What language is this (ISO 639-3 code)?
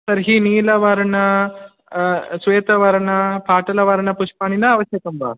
san